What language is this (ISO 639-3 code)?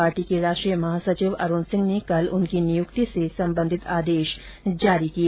hin